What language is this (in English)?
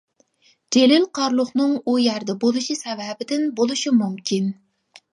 Uyghur